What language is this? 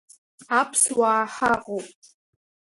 Abkhazian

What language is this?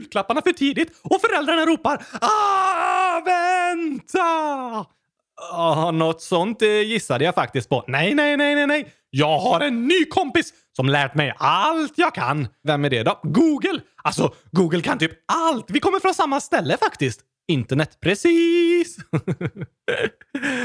Swedish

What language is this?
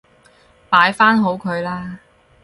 Cantonese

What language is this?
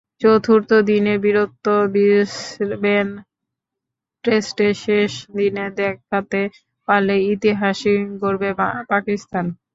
Bangla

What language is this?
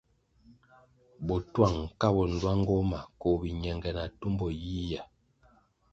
Kwasio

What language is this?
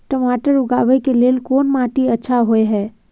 Maithili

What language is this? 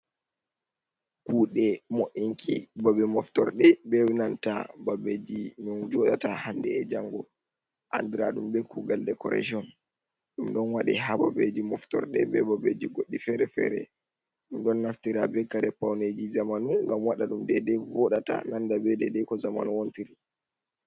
Fula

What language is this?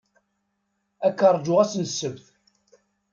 Kabyle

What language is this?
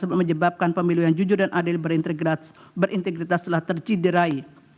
Indonesian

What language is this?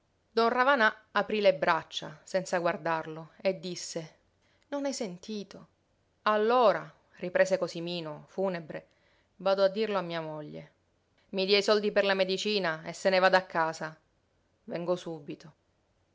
Italian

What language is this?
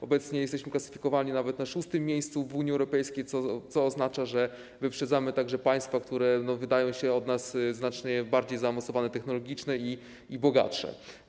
Polish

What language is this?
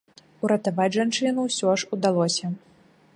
Belarusian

